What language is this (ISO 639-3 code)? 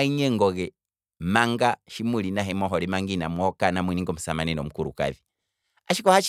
kwm